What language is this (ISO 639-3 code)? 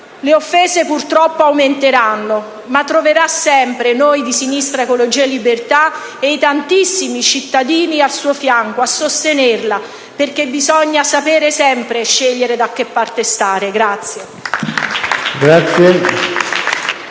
ita